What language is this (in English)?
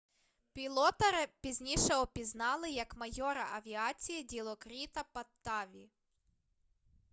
Ukrainian